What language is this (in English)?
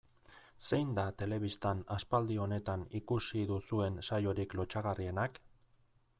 Basque